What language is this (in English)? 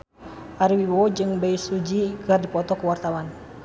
Sundanese